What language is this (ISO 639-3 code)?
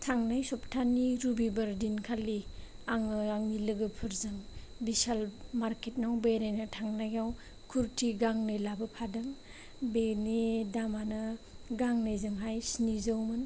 brx